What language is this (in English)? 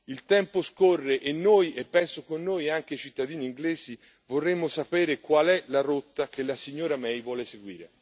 Italian